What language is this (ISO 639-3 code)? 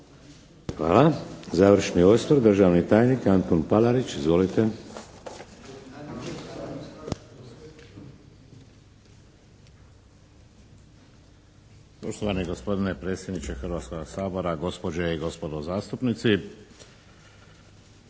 hrv